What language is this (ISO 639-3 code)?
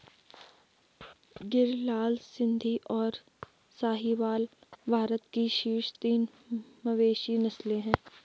hin